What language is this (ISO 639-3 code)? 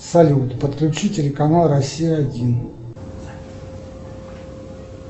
rus